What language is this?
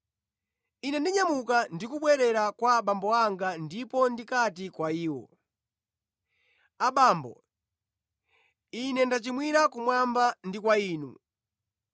Nyanja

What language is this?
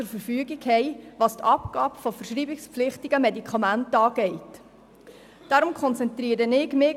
Swiss German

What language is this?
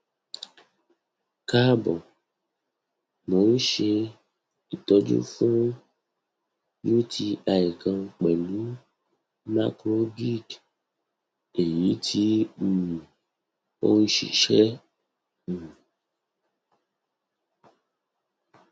Yoruba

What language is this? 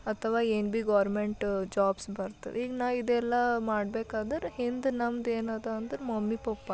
Kannada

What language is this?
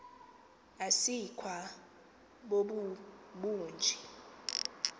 Xhosa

